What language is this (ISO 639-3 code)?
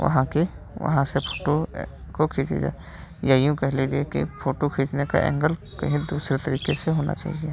hin